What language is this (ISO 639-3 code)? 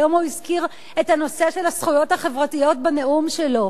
heb